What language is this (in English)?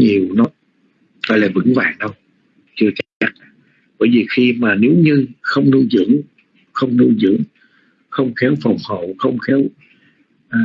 Vietnamese